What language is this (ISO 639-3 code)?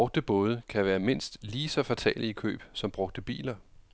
dan